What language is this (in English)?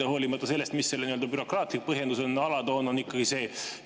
Estonian